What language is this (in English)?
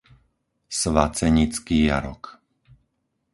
Slovak